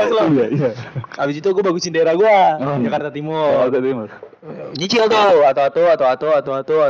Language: Indonesian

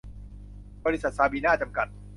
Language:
Thai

